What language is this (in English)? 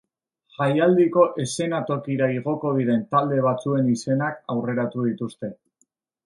Basque